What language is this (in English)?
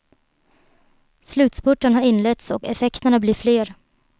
Swedish